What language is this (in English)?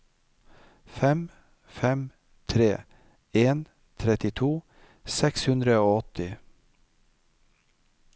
Norwegian